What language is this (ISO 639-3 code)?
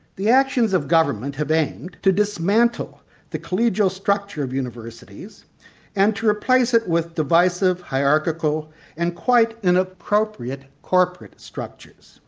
eng